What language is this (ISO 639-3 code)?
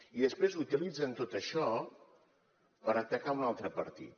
cat